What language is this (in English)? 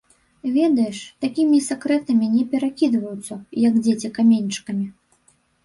Belarusian